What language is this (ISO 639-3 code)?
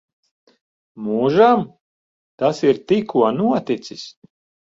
lav